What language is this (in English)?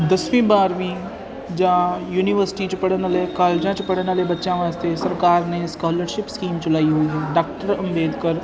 Punjabi